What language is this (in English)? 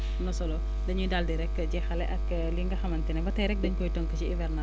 Wolof